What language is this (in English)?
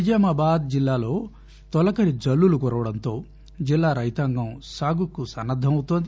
Telugu